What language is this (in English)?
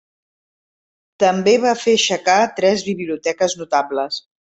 Catalan